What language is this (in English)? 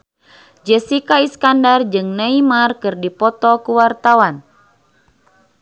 Sundanese